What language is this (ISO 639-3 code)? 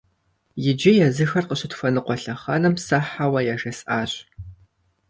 kbd